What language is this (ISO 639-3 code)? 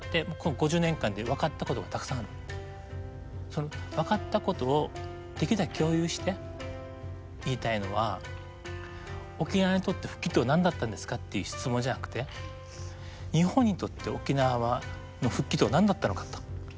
jpn